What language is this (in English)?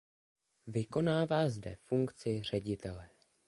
Czech